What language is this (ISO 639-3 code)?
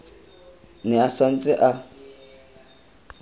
tsn